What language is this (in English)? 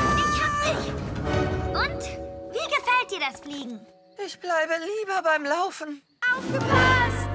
German